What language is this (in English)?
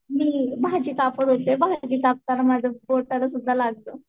Marathi